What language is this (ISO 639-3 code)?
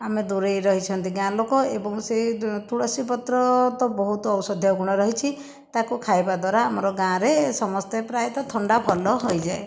ori